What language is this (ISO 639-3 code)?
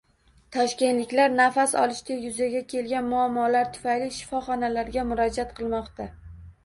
uzb